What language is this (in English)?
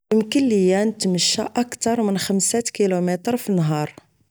Moroccan Arabic